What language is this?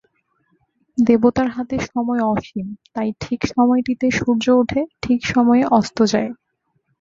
Bangla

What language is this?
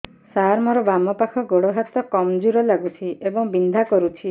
Odia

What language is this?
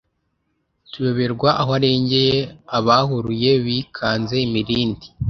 Kinyarwanda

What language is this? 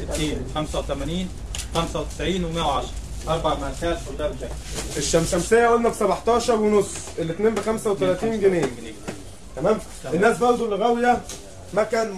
Arabic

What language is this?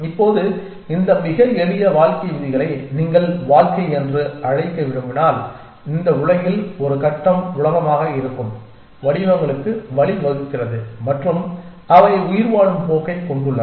Tamil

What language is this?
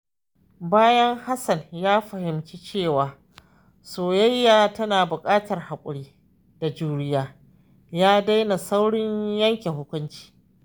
Hausa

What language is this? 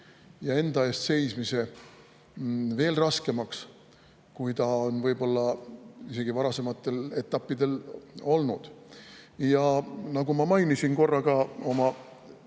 Estonian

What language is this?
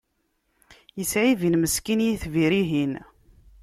Kabyle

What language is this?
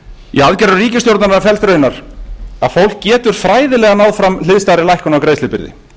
Icelandic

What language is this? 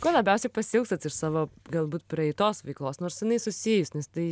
Lithuanian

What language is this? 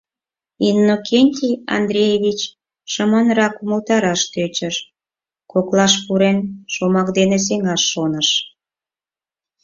Mari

